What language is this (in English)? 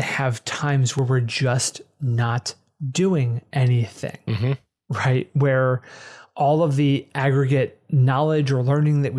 English